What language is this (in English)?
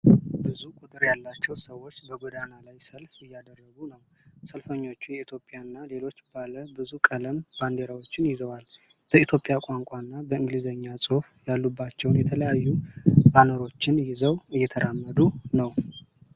Amharic